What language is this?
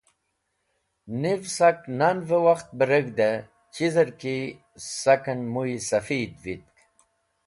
Wakhi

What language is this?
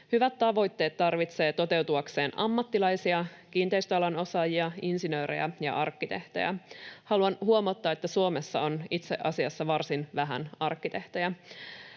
Finnish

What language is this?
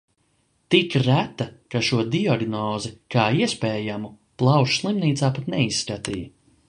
Latvian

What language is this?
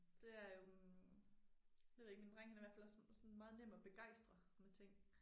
Danish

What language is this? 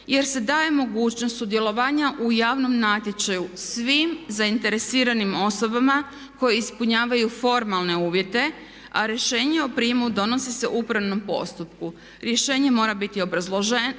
Croatian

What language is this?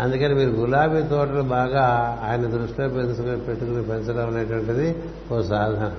Telugu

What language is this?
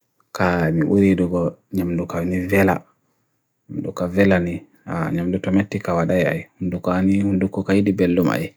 Bagirmi Fulfulde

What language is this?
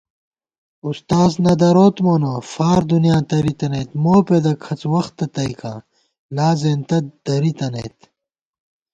Gawar-Bati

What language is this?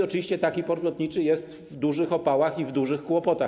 Polish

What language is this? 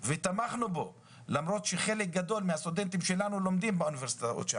Hebrew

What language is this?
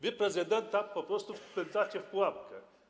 Polish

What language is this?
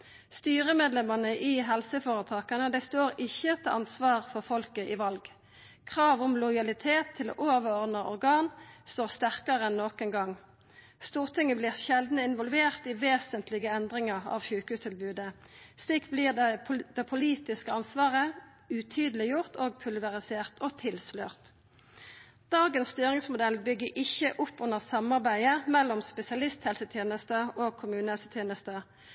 Norwegian Nynorsk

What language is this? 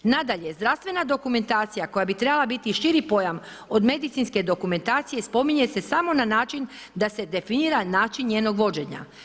Croatian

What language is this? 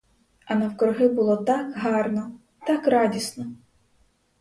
Ukrainian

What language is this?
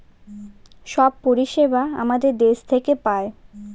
Bangla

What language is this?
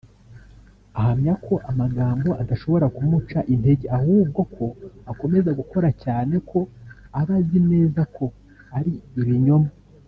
Kinyarwanda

